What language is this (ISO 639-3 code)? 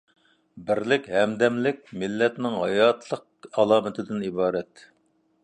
uig